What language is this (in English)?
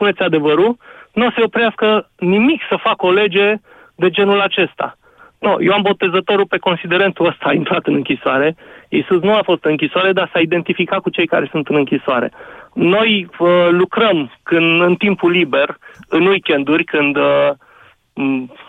Romanian